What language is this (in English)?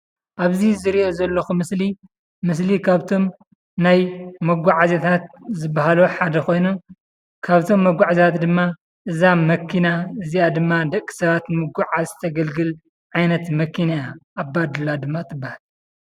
Tigrinya